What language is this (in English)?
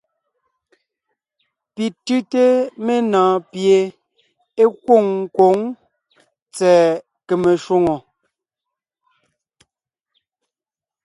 Ngiemboon